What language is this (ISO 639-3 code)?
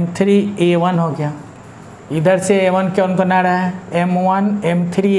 hin